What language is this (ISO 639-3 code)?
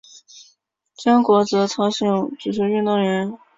zho